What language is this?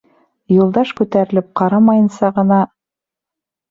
Bashkir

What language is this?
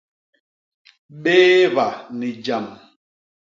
Basaa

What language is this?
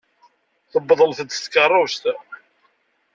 Kabyle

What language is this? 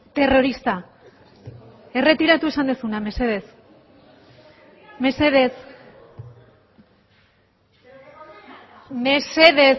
Basque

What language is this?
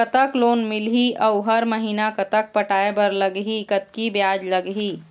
Chhattisgarhi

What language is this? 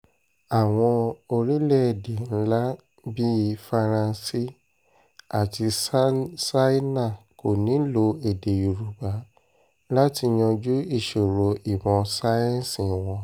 Yoruba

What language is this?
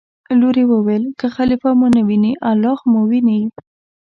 Pashto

